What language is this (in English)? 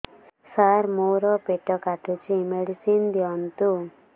Odia